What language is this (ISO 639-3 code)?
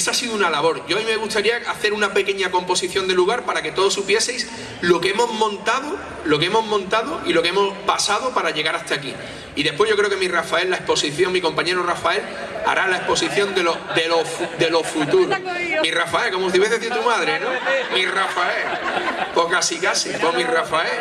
spa